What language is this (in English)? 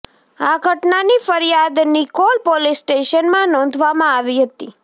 Gujarati